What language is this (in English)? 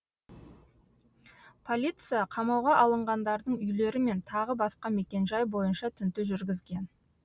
Kazakh